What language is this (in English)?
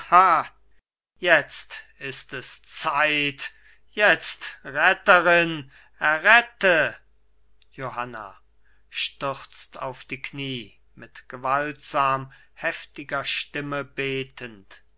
German